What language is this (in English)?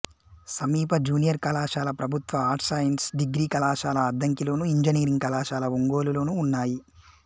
Telugu